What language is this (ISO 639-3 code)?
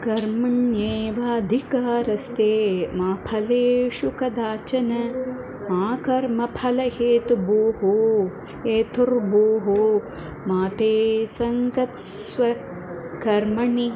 san